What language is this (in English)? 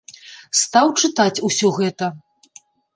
Belarusian